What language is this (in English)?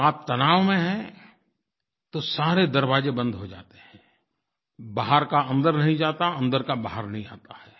Hindi